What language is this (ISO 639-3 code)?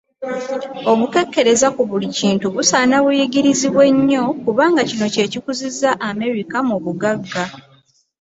lug